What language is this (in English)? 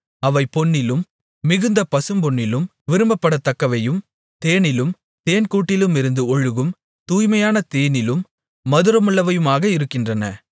Tamil